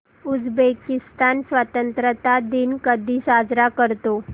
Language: Marathi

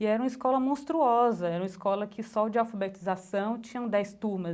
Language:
Portuguese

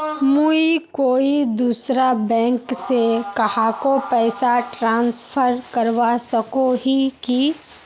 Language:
Magahi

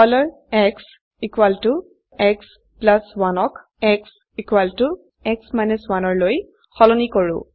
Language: Assamese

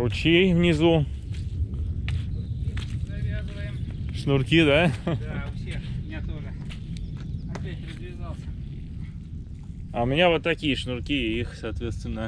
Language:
Russian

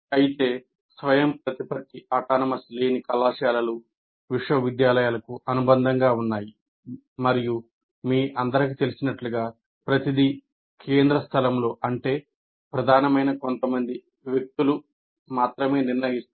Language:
Telugu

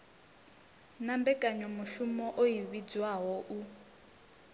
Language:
Venda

